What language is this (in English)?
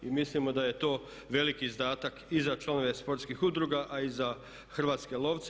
Croatian